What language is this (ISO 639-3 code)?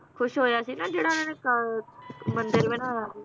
pan